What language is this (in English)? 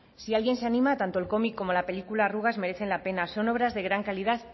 Spanish